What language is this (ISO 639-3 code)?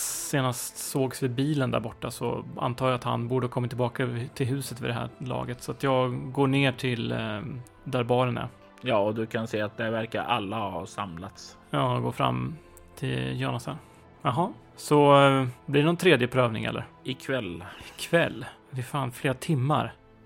swe